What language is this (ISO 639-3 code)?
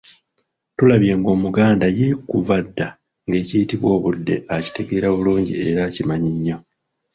lug